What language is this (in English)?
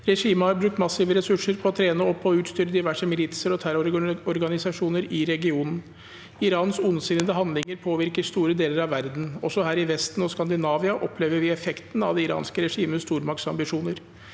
Norwegian